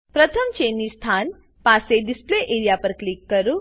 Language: Gujarati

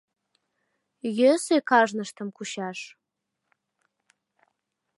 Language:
Mari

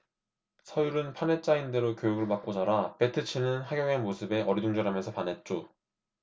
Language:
Korean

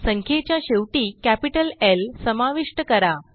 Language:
Marathi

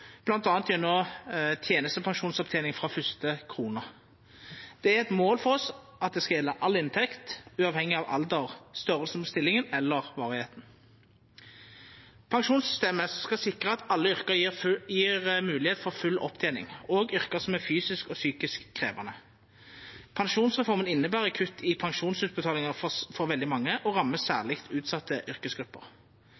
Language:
Norwegian Nynorsk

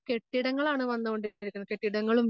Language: Malayalam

